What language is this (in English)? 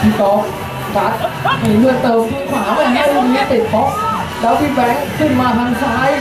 Thai